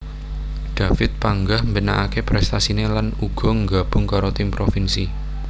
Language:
Javanese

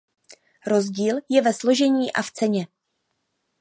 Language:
Czech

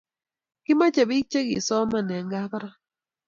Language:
Kalenjin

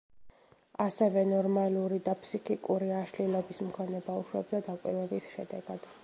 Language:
Georgian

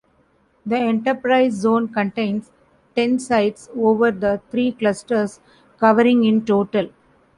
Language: English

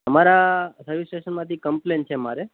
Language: Gujarati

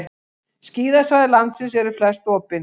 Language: Icelandic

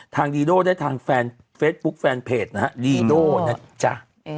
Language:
Thai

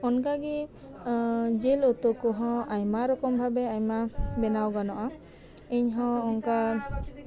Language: Santali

